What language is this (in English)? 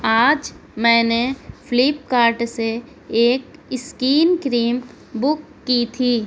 Urdu